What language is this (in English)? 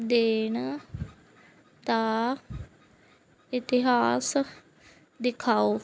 Punjabi